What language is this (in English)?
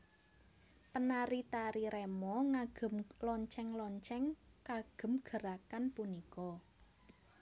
Javanese